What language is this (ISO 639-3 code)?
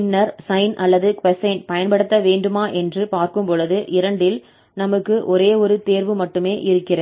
tam